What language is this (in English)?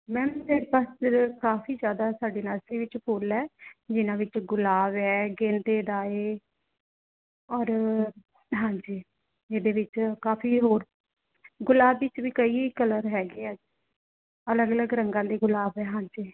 Punjabi